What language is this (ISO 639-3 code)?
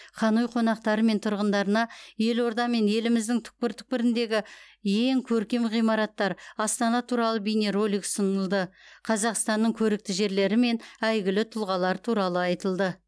kaz